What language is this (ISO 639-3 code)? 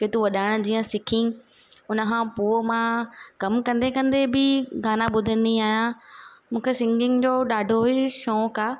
snd